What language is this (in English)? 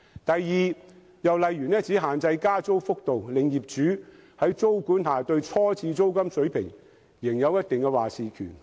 Cantonese